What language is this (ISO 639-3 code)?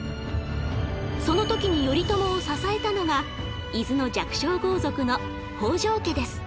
jpn